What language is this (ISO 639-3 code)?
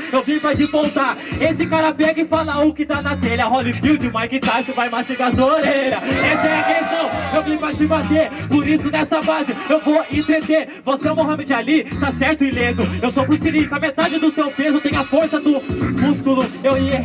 por